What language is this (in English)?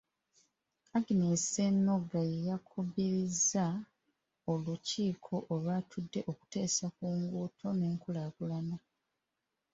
Ganda